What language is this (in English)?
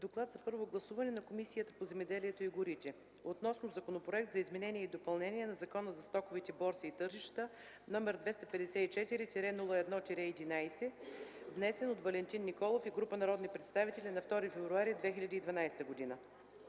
Bulgarian